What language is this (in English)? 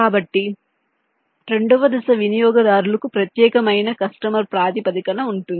Telugu